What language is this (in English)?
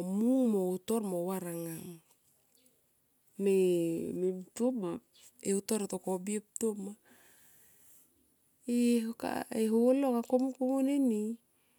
Tomoip